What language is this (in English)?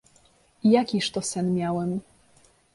Polish